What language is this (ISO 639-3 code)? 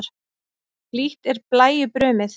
isl